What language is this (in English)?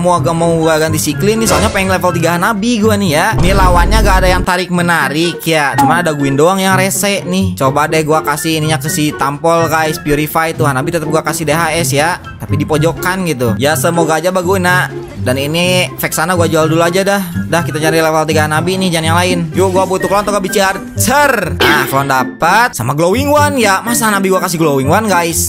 Indonesian